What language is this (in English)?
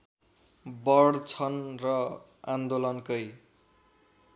Nepali